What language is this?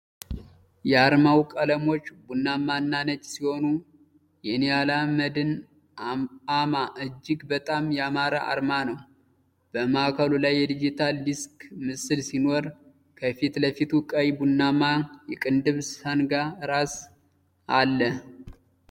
Amharic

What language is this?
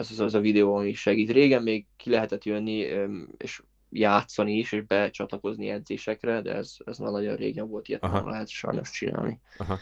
Hungarian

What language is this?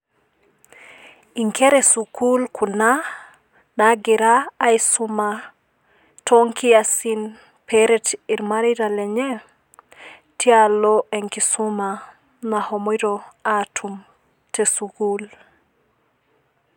Masai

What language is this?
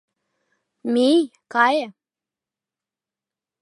Mari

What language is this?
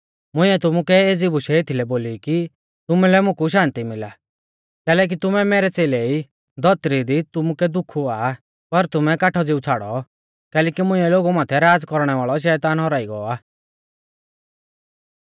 Mahasu Pahari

